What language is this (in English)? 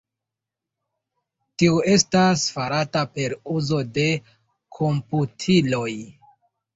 Esperanto